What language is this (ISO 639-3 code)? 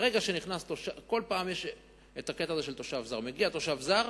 heb